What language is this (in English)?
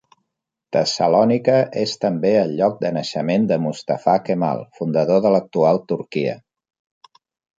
Catalan